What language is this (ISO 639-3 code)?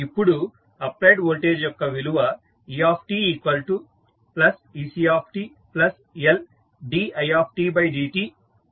tel